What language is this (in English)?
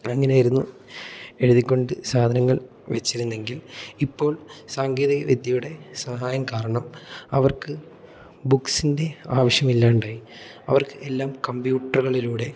Malayalam